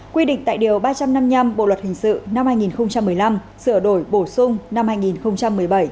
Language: Vietnamese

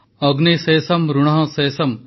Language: Odia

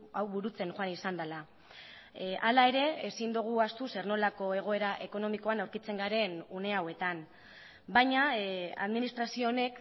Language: Basque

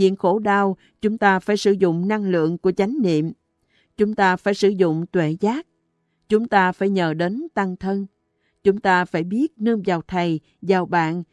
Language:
Vietnamese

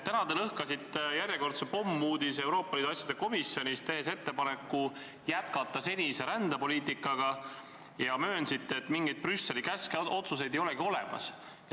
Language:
Estonian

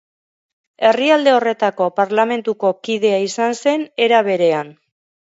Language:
Basque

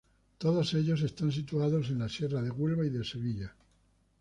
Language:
Spanish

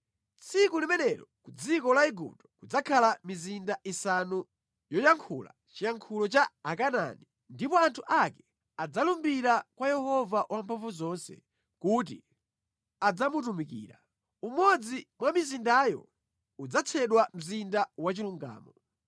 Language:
Nyanja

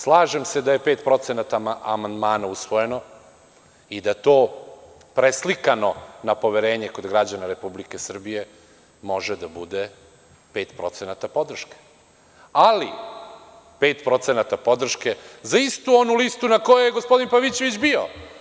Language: Serbian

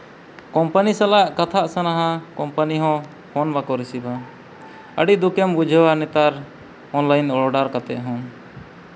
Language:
Santali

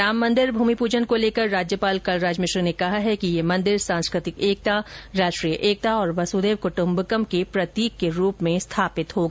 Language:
Hindi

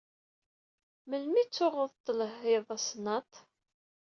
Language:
Kabyle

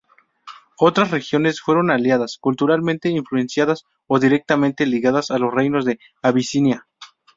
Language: Spanish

